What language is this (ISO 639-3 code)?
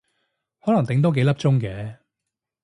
yue